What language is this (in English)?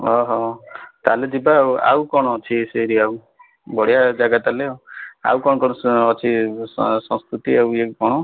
Odia